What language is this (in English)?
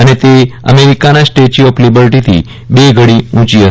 Gujarati